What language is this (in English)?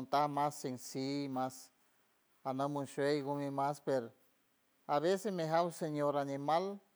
San Francisco Del Mar Huave